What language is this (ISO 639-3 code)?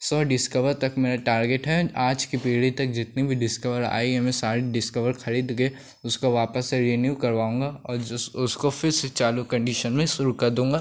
hin